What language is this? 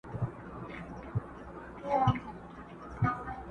Pashto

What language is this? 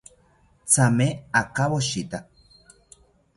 South Ucayali Ashéninka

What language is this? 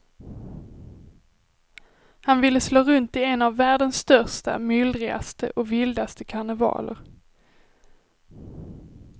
Swedish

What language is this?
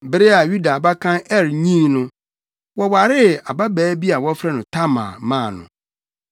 Akan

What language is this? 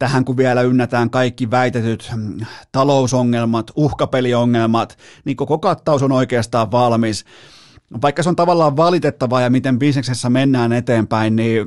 Finnish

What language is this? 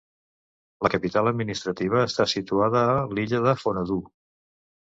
Catalan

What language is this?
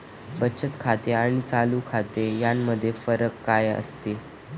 Marathi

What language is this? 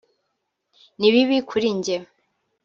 Kinyarwanda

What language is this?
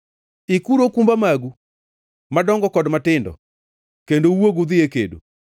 Luo (Kenya and Tanzania)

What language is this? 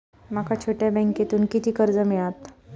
Marathi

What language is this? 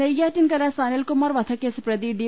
Malayalam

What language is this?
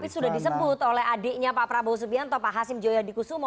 Indonesian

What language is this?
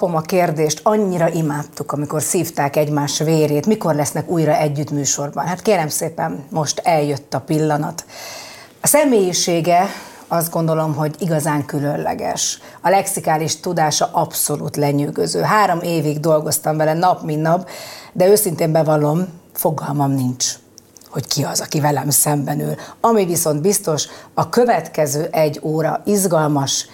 Hungarian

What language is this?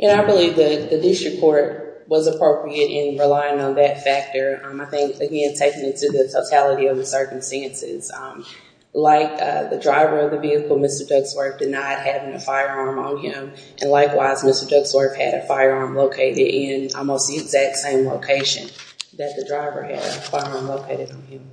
English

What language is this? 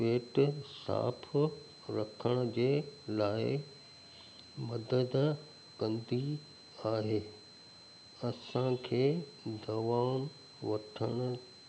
Sindhi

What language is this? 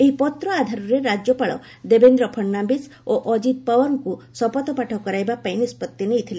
Odia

